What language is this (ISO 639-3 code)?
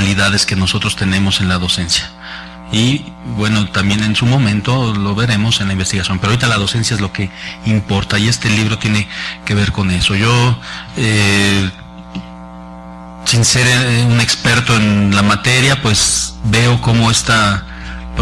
spa